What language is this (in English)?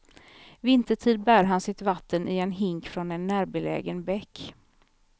Swedish